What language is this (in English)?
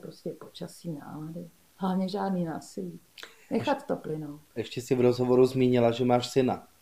Czech